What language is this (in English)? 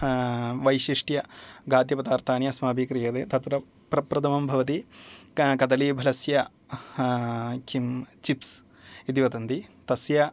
Sanskrit